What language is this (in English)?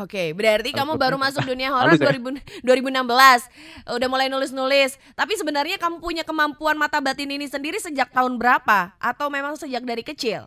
Indonesian